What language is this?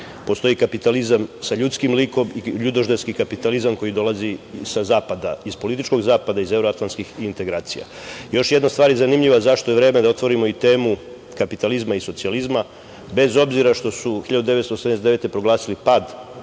Serbian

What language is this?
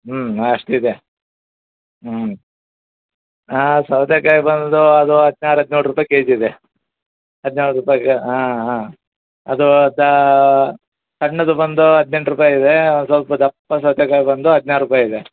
Kannada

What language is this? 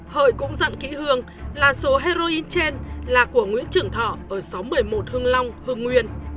Vietnamese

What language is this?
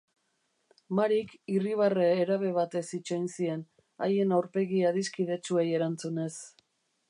Basque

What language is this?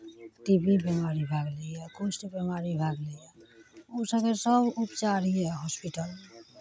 Maithili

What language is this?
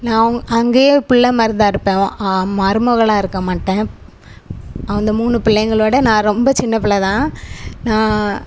Tamil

